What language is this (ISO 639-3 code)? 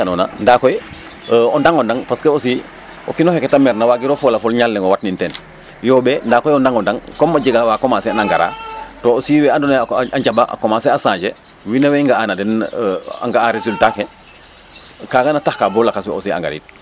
srr